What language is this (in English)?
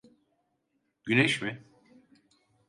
Turkish